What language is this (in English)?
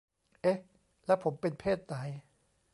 Thai